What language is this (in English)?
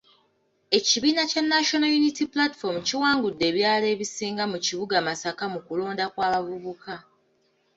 Ganda